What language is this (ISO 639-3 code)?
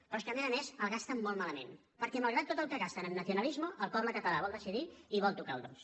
cat